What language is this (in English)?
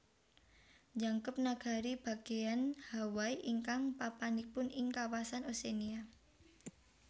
Javanese